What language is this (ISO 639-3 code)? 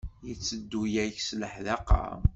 kab